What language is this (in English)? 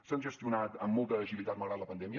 Catalan